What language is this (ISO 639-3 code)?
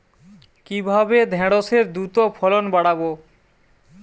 ben